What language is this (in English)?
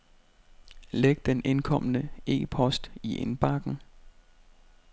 Danish